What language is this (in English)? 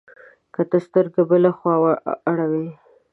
Pashto